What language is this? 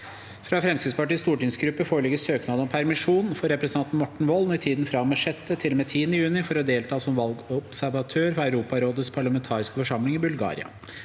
Norwegian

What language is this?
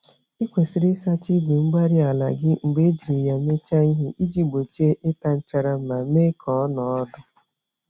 Igbo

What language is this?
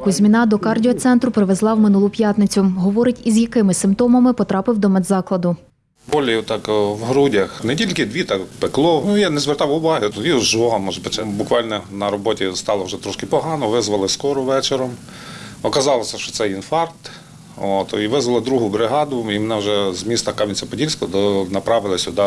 Ukrainian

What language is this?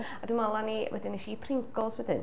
Welsh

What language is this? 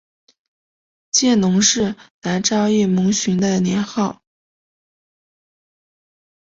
Chinese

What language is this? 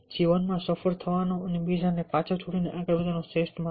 Gujarati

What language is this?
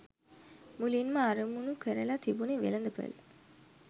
Sinhala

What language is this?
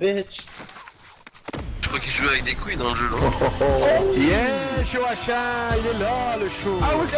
French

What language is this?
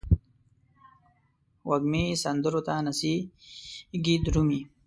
Pashto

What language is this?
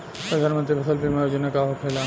Bhojpuri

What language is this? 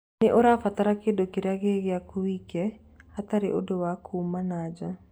Kikuyu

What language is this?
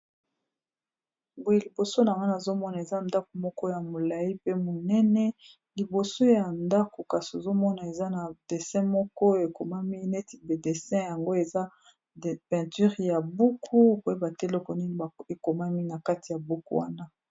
Lingala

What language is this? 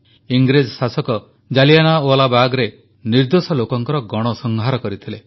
Odia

